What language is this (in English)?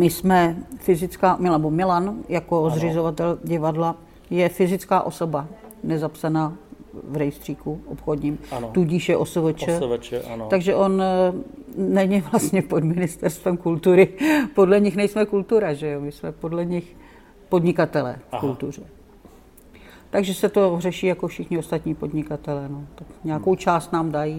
Czech